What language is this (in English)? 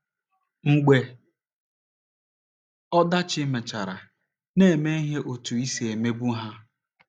Igbo